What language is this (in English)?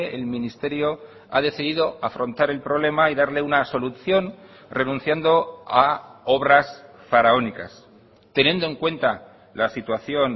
Spanish